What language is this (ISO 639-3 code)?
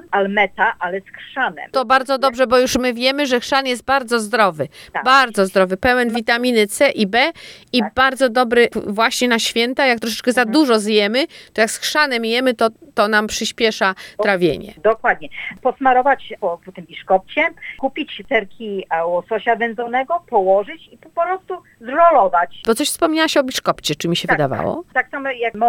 pol